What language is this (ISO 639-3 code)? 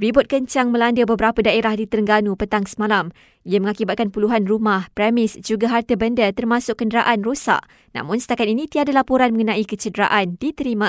msa